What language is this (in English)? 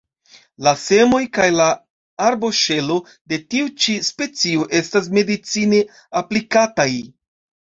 Esperanto